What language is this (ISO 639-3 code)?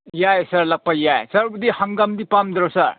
mni